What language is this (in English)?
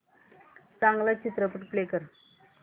Marathi